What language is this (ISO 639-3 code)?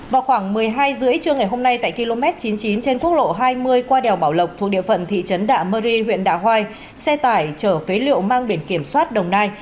vie